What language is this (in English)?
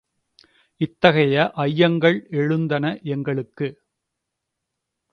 Tamil